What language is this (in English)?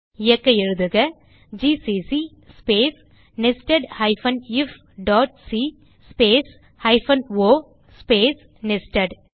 Tamil